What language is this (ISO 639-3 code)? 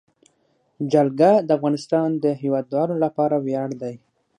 pus